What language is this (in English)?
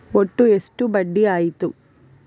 Kannada